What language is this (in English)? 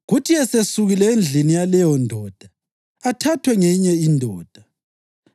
North Ndebele